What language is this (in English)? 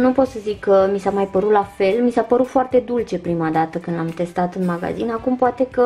Romanian